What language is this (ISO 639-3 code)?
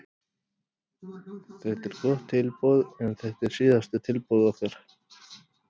isl